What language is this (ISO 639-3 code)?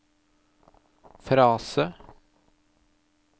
nor